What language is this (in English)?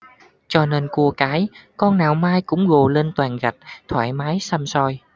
Vietnamese